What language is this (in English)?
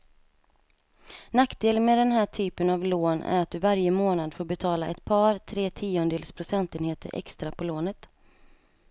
Swedish